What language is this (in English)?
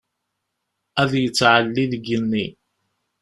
Kabyle